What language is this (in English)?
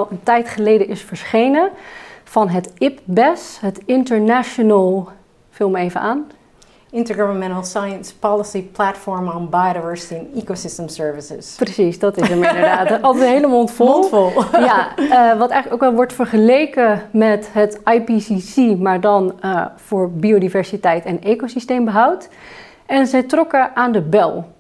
Dutch